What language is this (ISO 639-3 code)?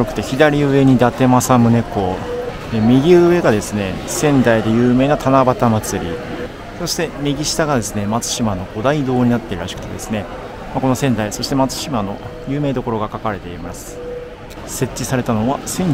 jpn